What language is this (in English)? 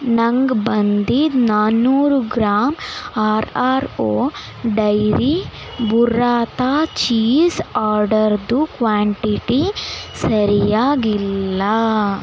Kannada